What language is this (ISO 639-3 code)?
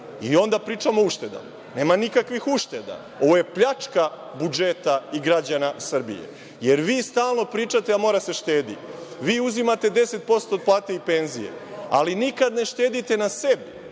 srp